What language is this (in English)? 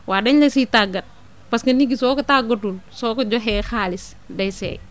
Wolof